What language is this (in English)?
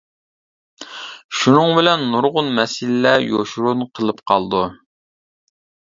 Uyghur